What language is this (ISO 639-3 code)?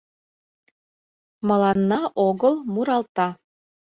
chm